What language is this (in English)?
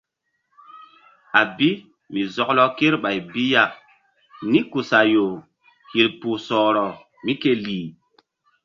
Mbum